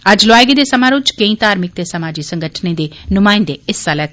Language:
Dogri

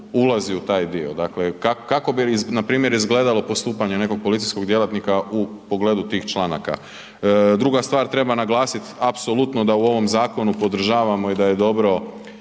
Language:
Croatian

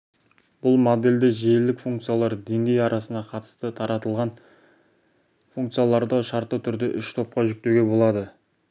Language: Kazakh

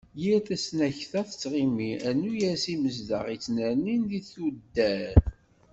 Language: Kabyle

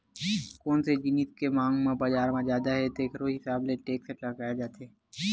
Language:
Chhattisgarhi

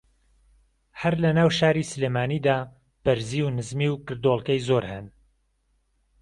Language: Central Kurdish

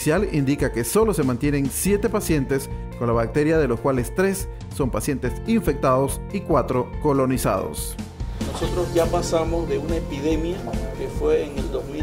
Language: Spanish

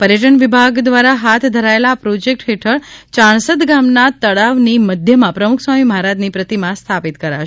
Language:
Gujarati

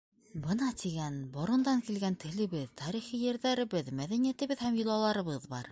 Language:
Bashkir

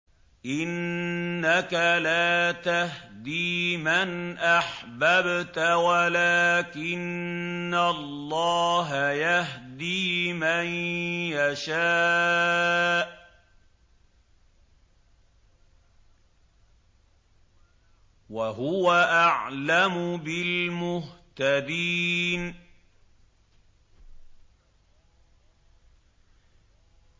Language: Arabic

